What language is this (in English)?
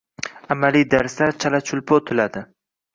Uzbek